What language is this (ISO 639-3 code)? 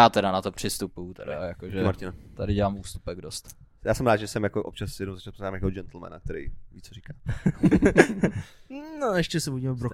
ces